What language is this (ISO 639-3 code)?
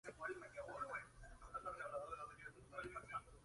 spa